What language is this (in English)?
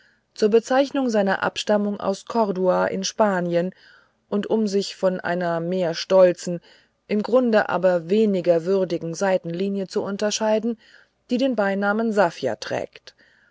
German